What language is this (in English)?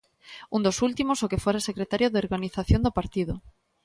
Galician